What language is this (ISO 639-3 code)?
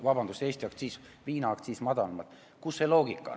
est